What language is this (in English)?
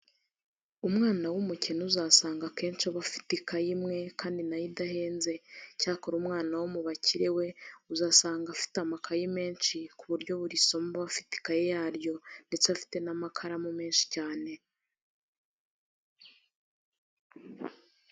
Kinyarwanda